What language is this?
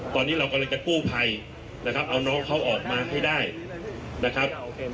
Thai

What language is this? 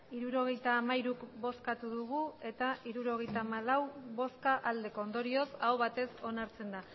Basque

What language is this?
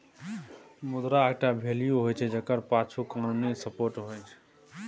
Maithili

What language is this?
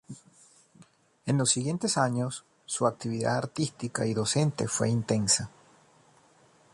Spanish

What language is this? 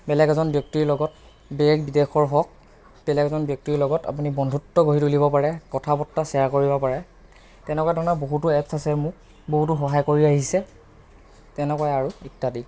Assamese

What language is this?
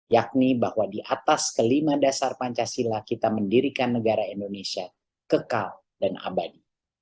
Indonesian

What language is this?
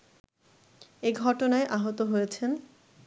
Bangla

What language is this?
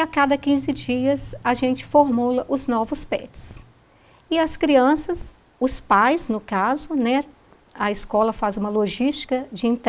Portuguese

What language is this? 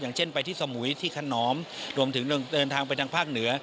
Thai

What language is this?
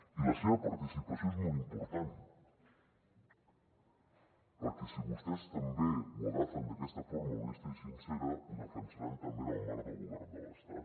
Catalan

